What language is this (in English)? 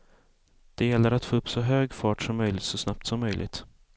Swedish